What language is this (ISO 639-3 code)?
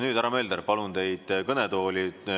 est